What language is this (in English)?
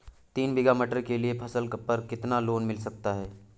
Hindi